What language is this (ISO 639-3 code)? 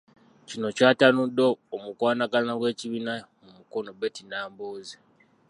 lug